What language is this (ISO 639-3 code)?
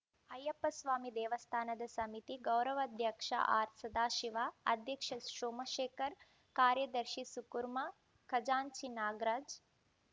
kan